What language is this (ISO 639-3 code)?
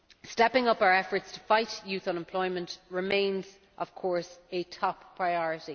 eng